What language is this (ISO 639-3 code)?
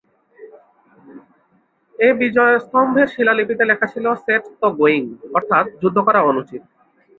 ben